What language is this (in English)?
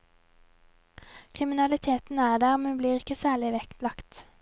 Norwegian